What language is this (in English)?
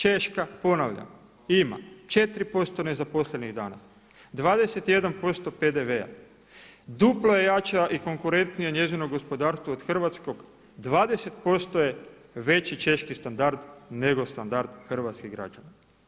Croatian